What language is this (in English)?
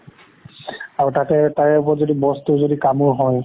Assamese